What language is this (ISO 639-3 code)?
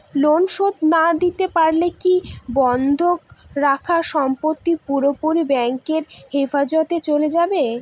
ben